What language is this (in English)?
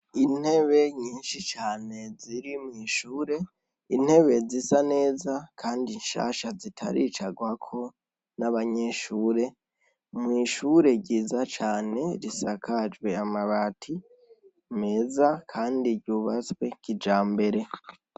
Rundi